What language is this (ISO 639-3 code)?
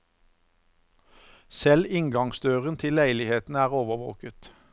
nor